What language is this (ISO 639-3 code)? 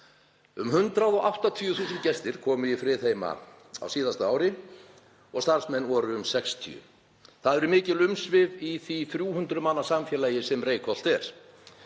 isl